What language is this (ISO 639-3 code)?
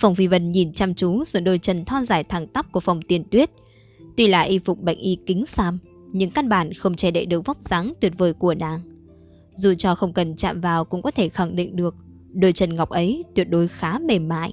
vie